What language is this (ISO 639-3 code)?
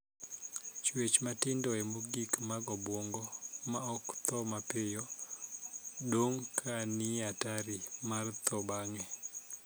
luo